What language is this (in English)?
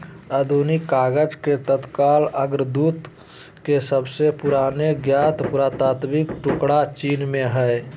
Magahi